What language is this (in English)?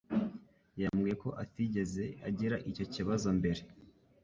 Kinyarwanda